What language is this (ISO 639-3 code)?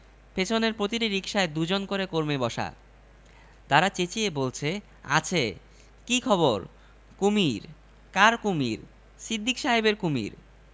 ben